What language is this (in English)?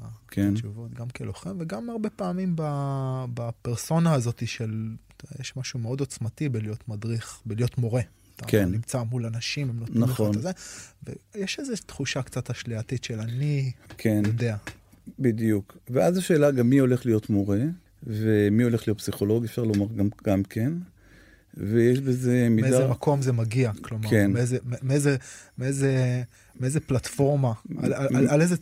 Hebrew